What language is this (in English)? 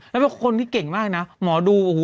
Thai